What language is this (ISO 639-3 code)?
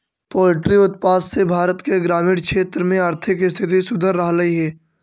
mag